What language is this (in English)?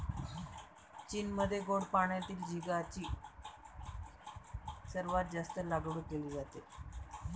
Marathi